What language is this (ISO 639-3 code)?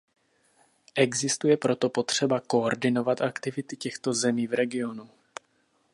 ces